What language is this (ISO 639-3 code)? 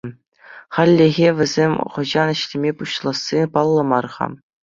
chv